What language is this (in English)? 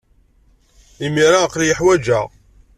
Kabyle